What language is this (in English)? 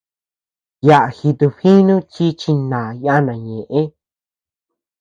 Tepeuxila Cuicatec